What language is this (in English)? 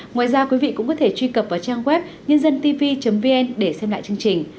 Vietnamese